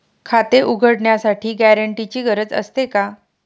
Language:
Marathi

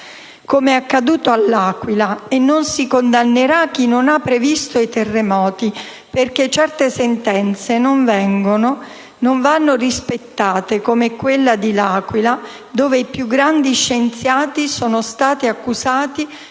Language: Italian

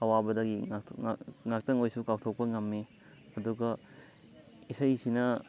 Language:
Manipuri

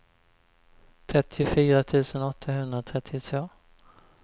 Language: Swedish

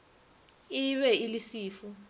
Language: Northern Sotho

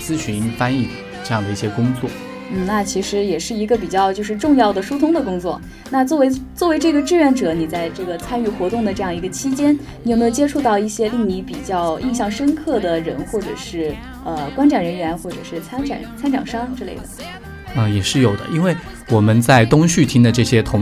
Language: Chinese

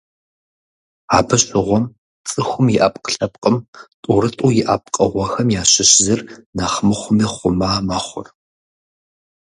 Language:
Kabardian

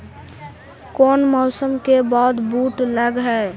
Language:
Magahi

